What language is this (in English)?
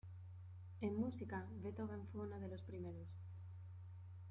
Spanish